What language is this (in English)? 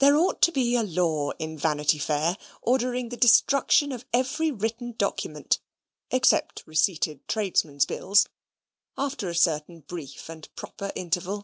English